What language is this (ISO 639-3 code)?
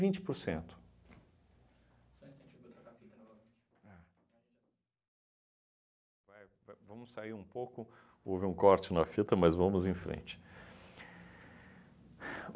por